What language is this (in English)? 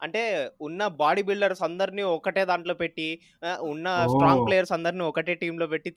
Telugu